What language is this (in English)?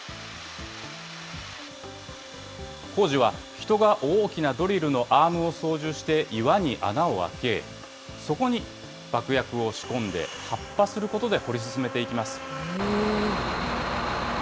Japanese